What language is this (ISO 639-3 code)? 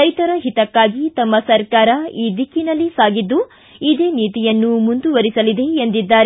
kan